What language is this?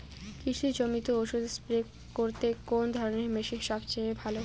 Bangla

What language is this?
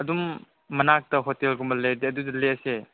Manipuri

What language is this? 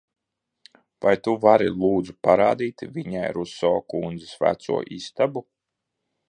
Latvian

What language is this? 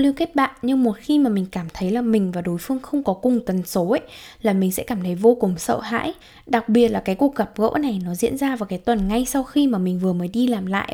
Vietnamese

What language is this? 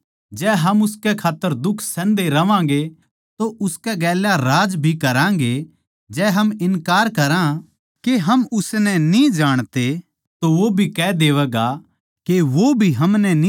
Haryanvi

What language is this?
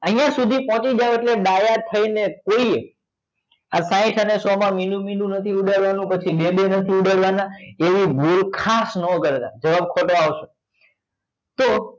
Gujarati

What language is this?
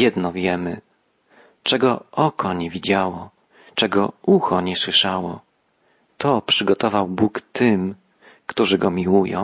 Polish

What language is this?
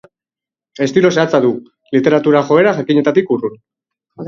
Basque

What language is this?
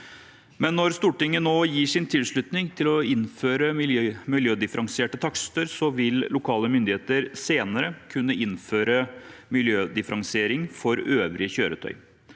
Norwegian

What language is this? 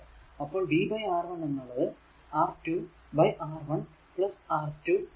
Malayalam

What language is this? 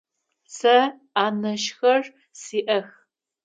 Adyghe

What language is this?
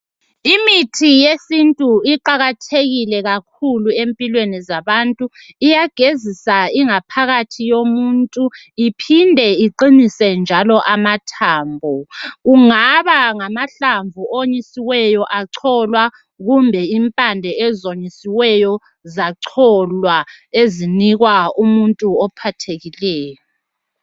North Ndebele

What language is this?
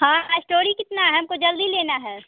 Hindi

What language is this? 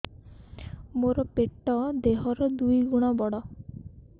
Odia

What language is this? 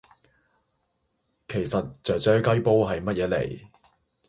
Cantonese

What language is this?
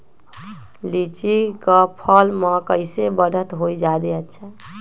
Magahi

